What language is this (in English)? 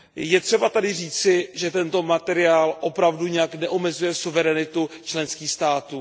Czech